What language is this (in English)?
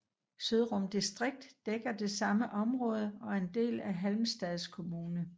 Danish